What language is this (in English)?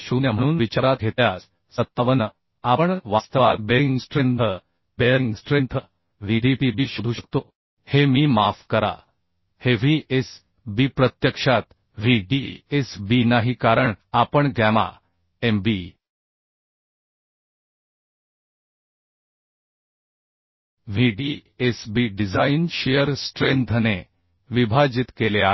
Marathi